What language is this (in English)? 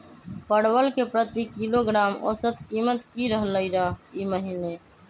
Magahi